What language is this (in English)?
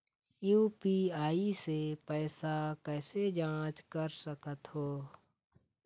Chhattisgarhi